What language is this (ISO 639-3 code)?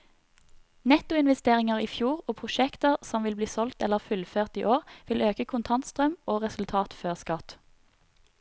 nor